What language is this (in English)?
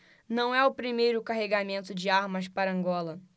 Portuguese